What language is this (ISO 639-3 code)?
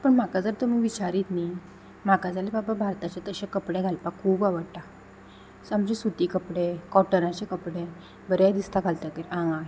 kok